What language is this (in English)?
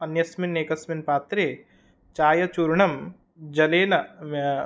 Sanskrit